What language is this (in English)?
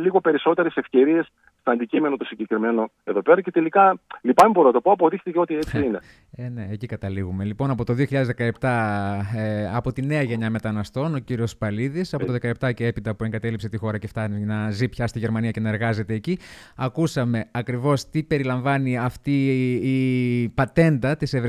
Greek